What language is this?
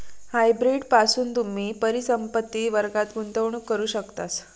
Marathi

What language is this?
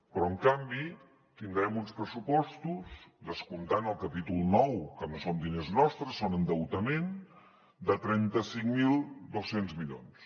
Catalan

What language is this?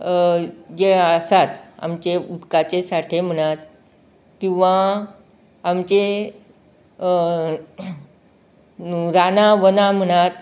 Konkani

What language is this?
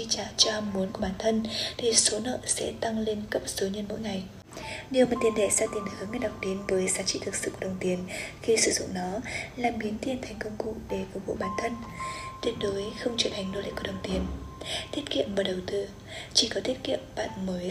Vietnamese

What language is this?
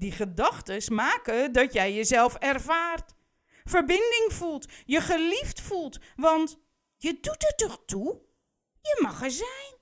Dutch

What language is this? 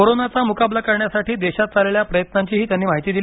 Marathi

